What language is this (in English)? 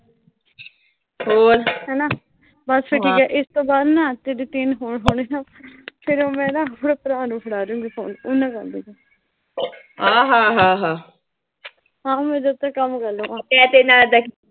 Punjabi